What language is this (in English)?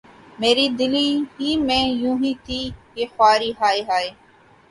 Urdu